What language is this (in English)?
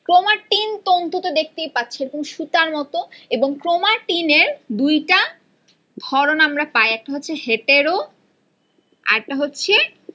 Bangla